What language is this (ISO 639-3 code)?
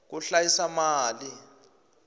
tso